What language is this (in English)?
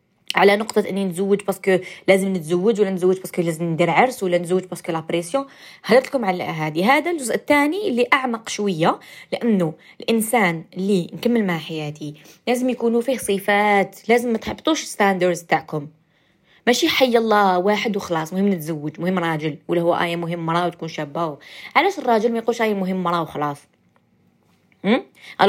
Arabic